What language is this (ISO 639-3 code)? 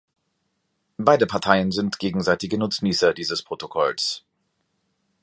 deu